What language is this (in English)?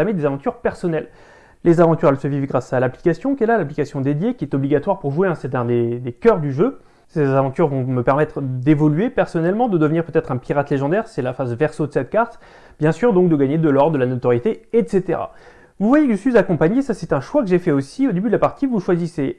French